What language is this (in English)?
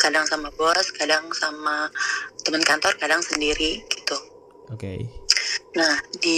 Indonesian